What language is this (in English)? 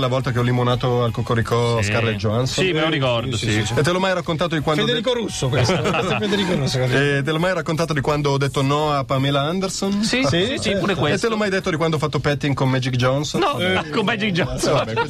Italian